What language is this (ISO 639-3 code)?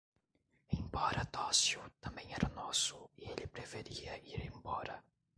por